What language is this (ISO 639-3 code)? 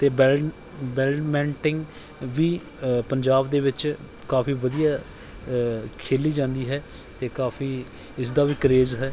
pan